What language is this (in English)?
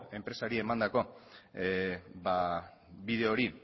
Basque